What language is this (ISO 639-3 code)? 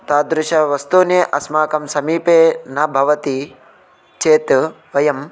san